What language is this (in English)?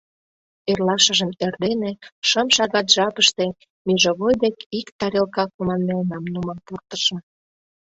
Mari